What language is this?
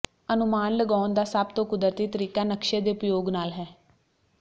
Punjabi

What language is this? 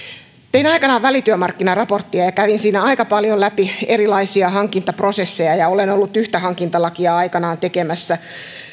Finnish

